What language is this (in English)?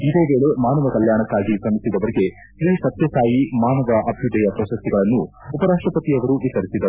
Kannada